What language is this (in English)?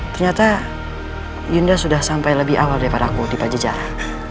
Indonesian